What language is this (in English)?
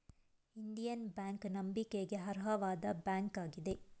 Kannada